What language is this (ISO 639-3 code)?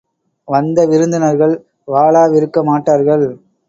tam